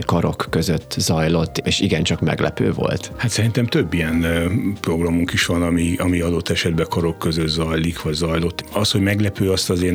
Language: Hungarian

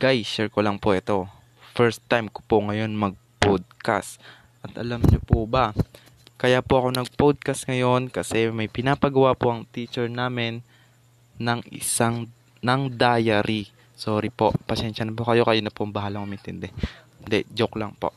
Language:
Filipino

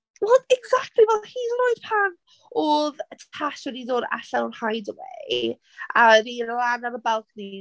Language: Welsh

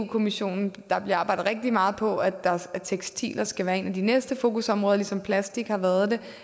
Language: Danish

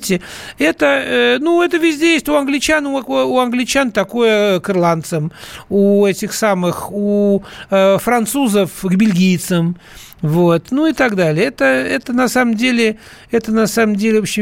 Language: Russian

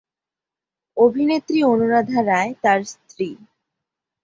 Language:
Bangla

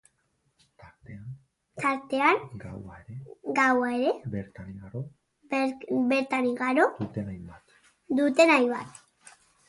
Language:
Basque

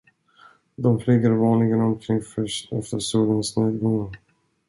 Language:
Swedish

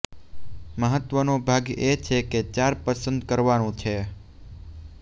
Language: Gujarati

